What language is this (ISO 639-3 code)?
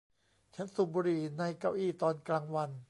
tha